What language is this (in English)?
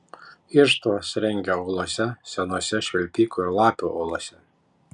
Lithuanian